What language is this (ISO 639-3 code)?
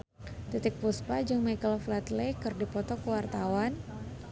sun